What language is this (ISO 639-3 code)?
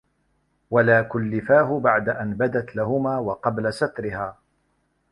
ara